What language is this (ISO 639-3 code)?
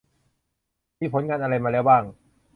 tha